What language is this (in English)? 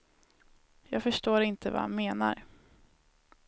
Swedish